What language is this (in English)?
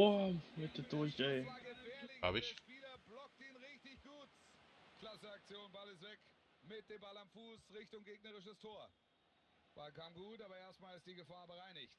German